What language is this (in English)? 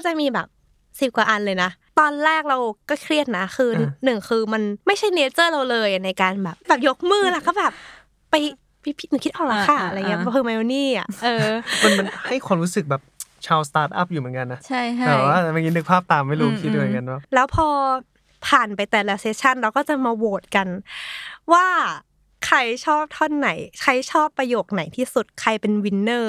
Thai